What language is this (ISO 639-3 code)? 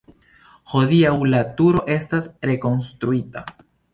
epo